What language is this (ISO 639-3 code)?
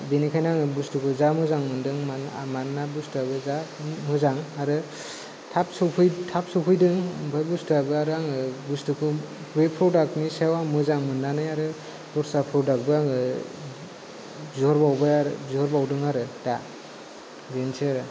brx